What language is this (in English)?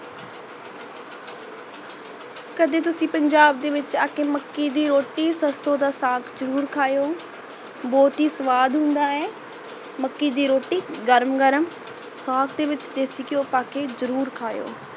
Punjabi